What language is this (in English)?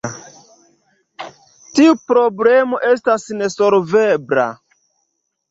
Esperanto